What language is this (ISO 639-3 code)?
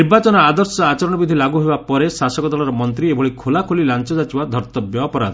ori